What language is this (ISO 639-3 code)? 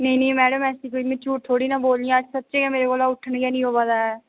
doi